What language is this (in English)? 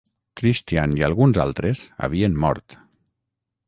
Catalan